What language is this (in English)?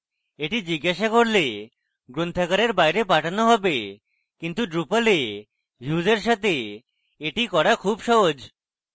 Bangla